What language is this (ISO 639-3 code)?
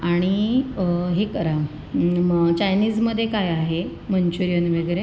mar